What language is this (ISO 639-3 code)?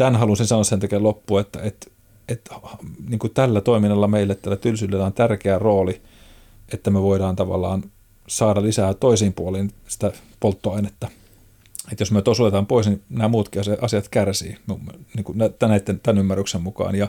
fin